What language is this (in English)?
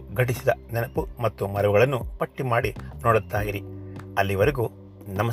Kannada